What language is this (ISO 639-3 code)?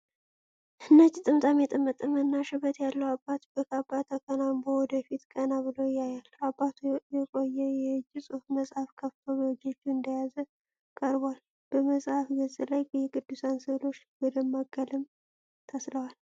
amh